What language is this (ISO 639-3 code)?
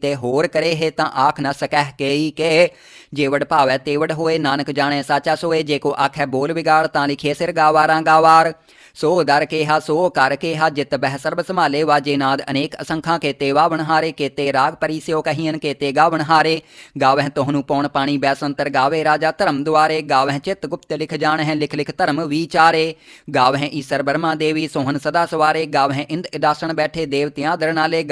hin